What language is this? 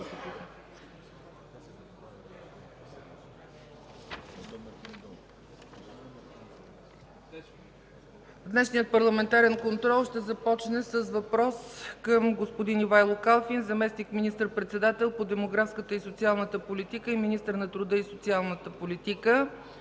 Bulgarian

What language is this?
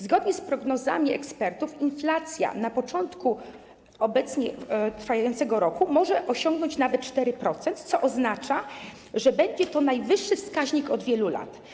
Polish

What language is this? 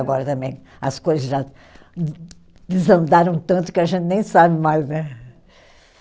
Portuguese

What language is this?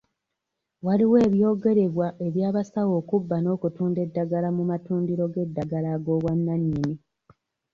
Ganda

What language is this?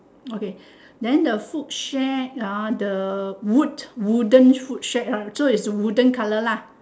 English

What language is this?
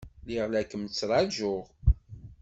Kabyle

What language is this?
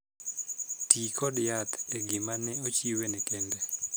Luo (Kenya and Tanzania)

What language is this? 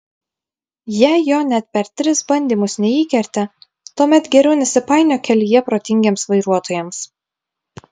Lithuanian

